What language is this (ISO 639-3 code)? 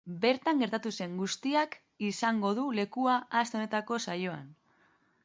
eus